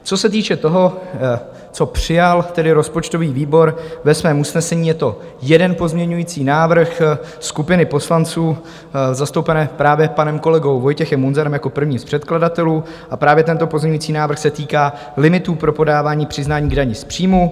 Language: Czech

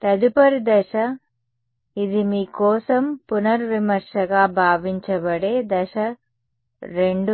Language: Telugu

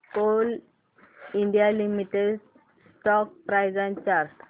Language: Marathi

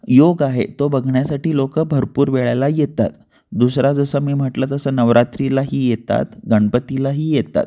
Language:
Marathi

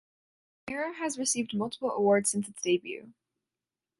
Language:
English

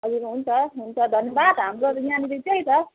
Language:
Nepali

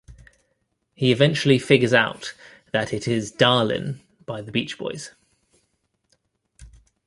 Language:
English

